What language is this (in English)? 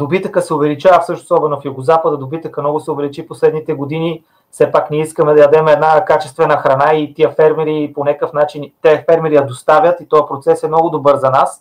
Bulgarian